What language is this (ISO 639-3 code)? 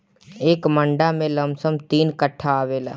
bho